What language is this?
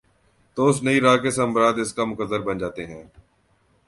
Urdu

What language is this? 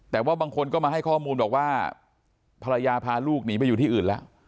Thai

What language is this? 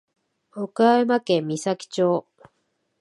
Japanese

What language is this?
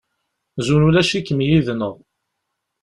Kabyle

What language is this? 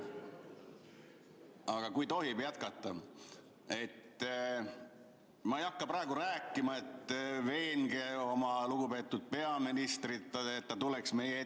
Estonian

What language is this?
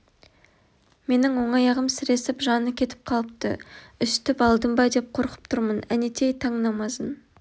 Kazakh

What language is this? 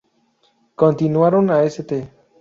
Spanish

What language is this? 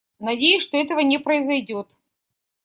Russian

